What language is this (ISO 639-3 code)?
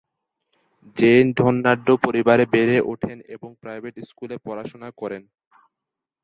ben